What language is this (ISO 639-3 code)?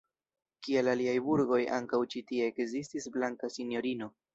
epo